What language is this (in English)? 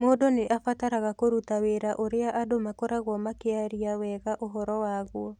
Kikuyu